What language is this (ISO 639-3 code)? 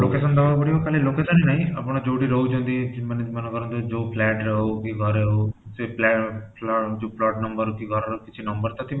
ori